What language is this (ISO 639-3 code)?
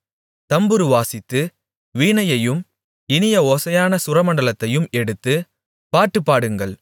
tam